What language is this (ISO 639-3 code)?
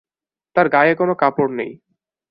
ben